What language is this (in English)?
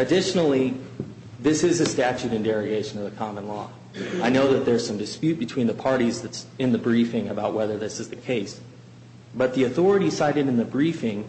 English